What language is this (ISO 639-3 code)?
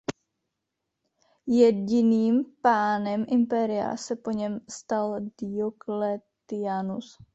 ces